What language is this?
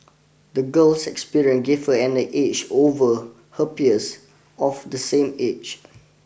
English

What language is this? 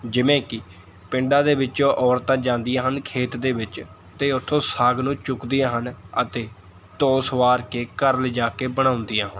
Punjabi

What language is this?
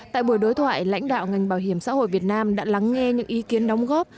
Vietnamese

